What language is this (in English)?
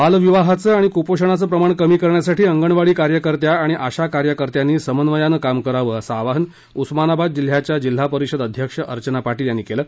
Marathi